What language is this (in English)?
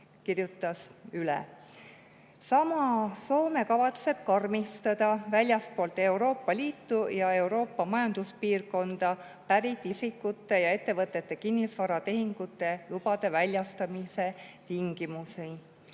Estonian